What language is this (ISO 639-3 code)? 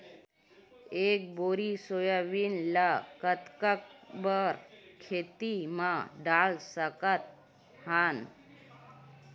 hne